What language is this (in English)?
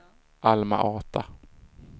Swedish